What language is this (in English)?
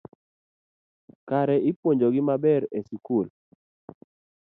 Luo (Kenya and Tanzania)